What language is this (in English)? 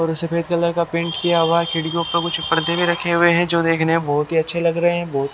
Hindi